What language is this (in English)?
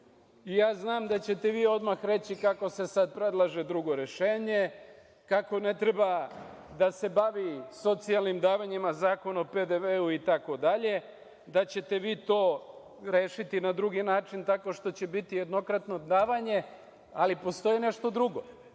Serbian